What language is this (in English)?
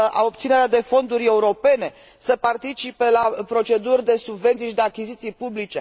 Romanian